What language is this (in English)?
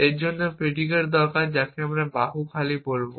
Bangla